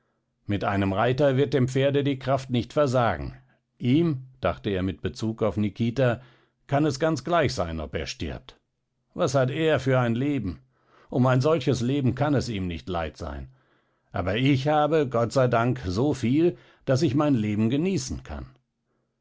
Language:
German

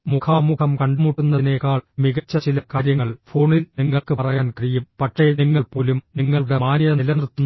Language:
Malayalam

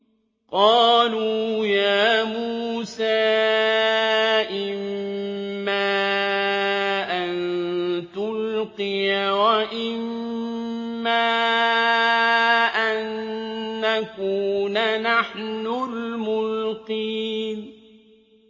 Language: Arabic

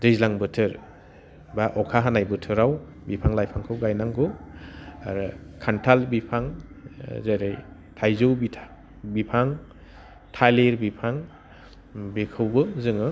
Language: Bodo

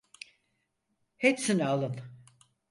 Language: Turkish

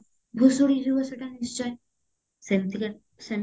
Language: Odia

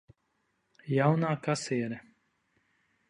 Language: Latvian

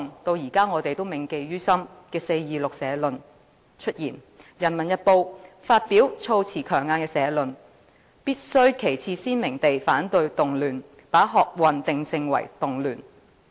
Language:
Cantonese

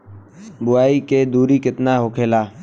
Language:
Bhojpuri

